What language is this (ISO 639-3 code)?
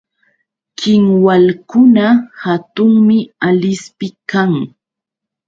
qux